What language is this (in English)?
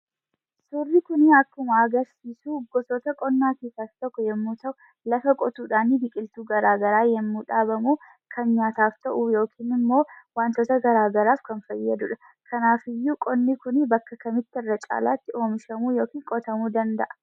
Oromo